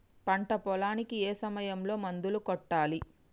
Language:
Telugu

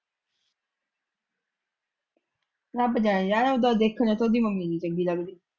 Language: Punjabi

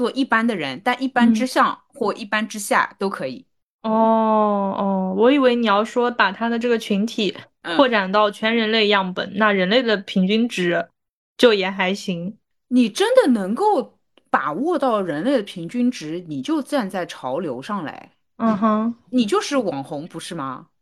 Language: Chinese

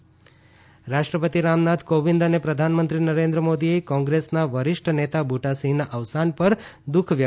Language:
Gujarati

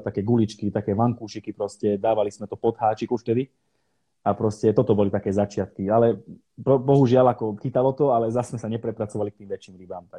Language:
Slovak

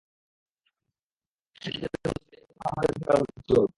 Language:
Bangla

